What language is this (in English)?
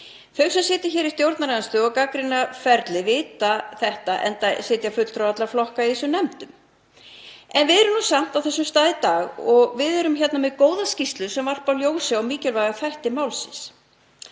Icelandic